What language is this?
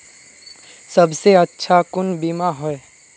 Magahi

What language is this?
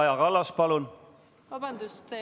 Estonian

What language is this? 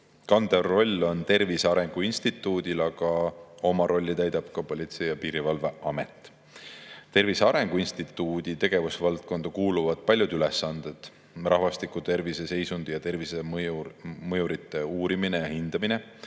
Estonian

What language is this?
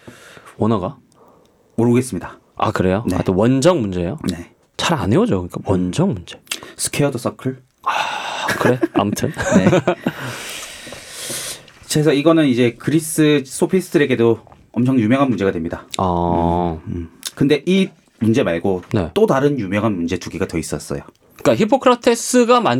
Korean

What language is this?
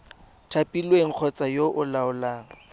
Tswana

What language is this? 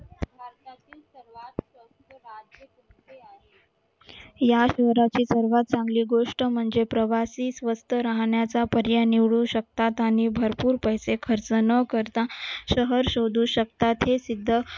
Marathi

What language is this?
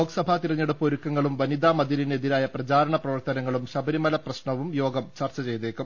Malayalam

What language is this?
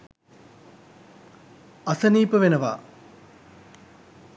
Sinhala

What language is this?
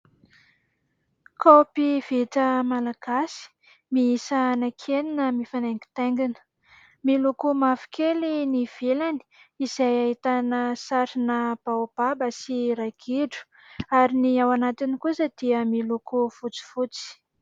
Malagasy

